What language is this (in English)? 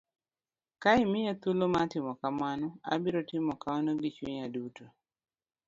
Luo (Kenya and Tanzania)